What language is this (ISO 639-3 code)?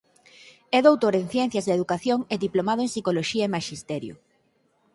glg